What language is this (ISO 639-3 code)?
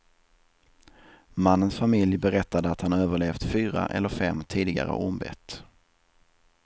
swe